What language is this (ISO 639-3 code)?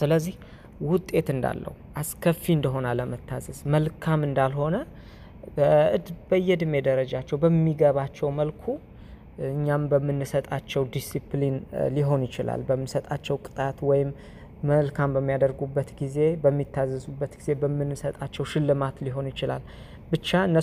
amh